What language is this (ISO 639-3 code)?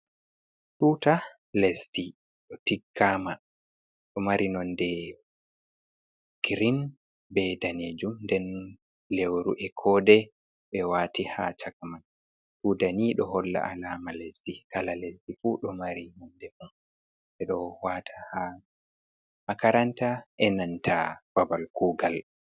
ful